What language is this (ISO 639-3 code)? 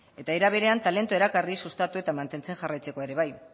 eus